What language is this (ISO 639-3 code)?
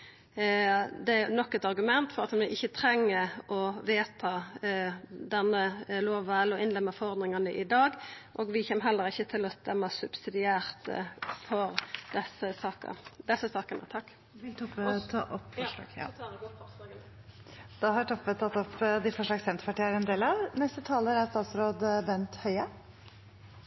nor